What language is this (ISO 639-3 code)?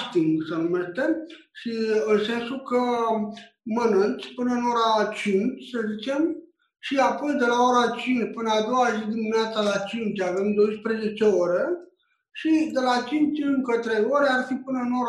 ron